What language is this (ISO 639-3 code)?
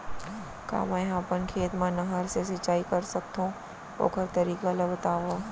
hne